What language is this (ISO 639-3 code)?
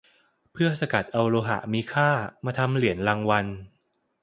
tha